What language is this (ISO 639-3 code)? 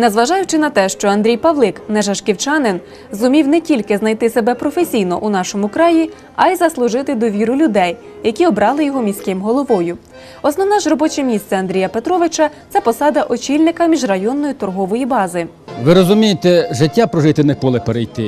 ukr